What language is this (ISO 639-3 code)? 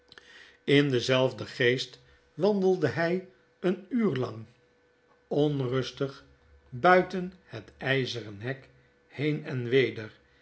nld